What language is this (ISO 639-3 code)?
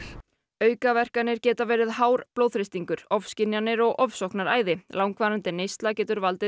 isl